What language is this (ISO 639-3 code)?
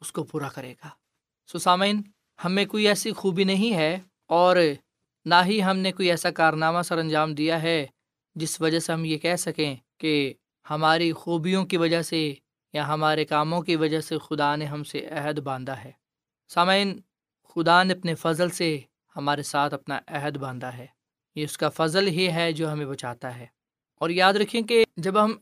urd